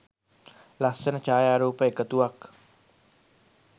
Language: Sinhala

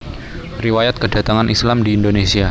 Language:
Javanese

